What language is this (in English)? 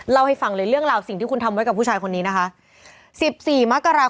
Thai